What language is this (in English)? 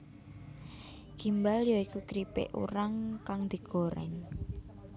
Javanese